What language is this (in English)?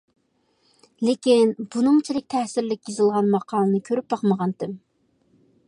Uyghur